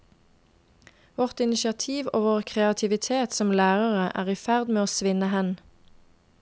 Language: Norwegian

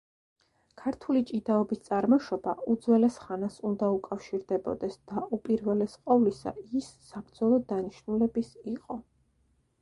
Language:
Georgian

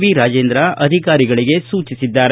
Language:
Kannada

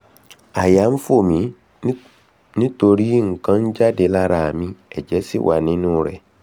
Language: Yoruba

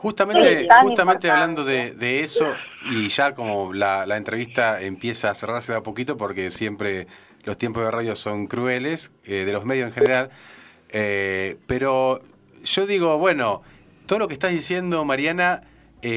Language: Spanish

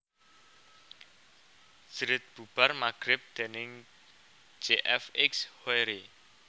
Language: Javanese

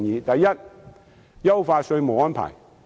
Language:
Cantonese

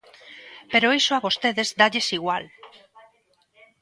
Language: Galician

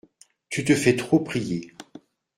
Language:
French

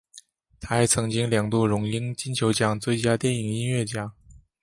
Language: Chinese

